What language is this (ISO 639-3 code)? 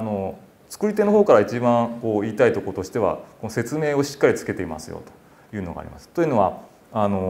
jpn